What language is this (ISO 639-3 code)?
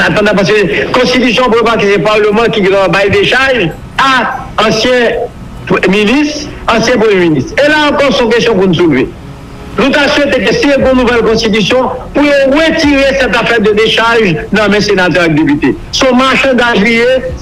fra